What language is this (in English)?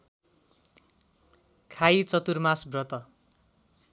Nepali